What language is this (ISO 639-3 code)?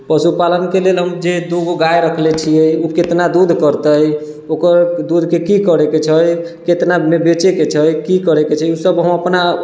mai